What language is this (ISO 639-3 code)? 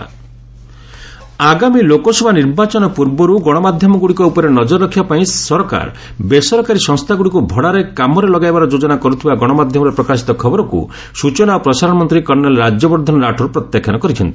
ori